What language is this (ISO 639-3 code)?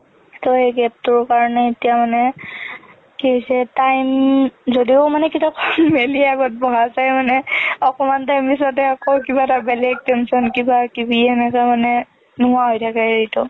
asm